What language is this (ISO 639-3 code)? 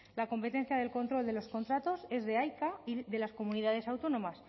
spa